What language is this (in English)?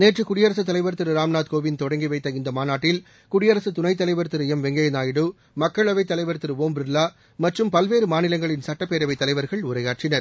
Tamil